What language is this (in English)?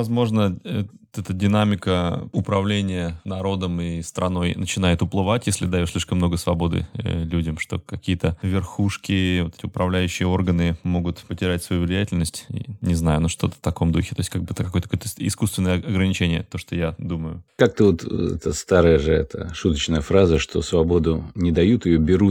Russian